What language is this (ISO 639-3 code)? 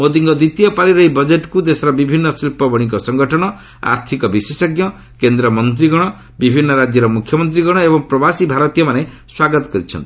ori